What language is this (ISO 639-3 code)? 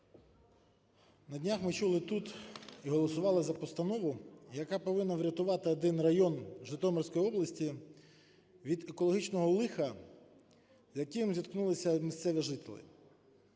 ukr